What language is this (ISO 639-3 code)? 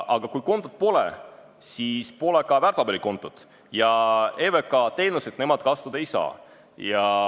est